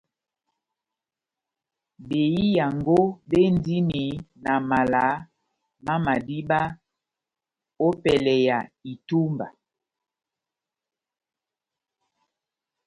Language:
Batanga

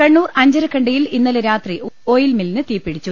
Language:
Malayalam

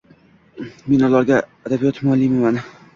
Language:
Uzbek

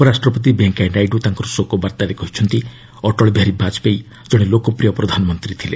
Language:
Odia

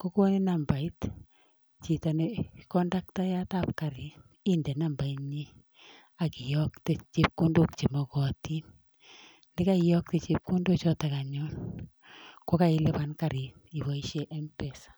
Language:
Kalenjin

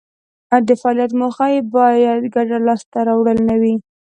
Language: Pashto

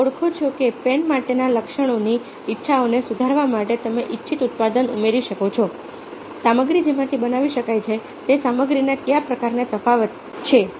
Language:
Gujarati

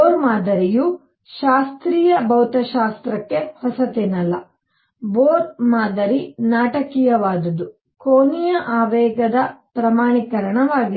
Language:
Kannada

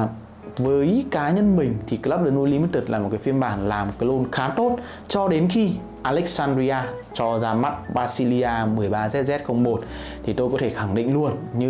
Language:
Vietnamese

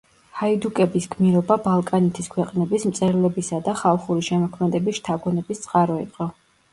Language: Georgian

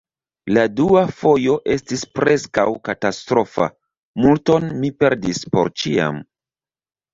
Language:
Esperanto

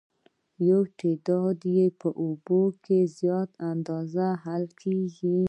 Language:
Pashto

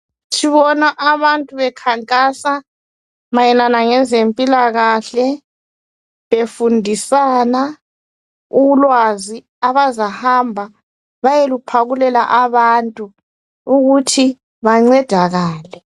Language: North Ndebele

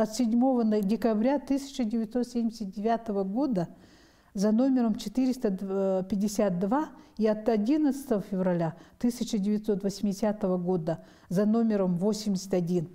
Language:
Russian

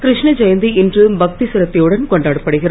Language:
Tamil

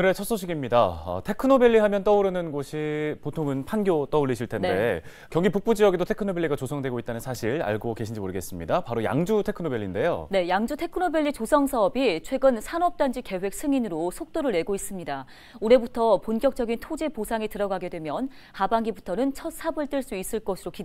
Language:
Korean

